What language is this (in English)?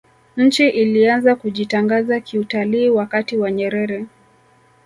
Swahili